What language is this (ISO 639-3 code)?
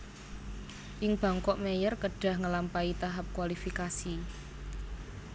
jav